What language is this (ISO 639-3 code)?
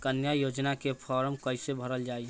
bho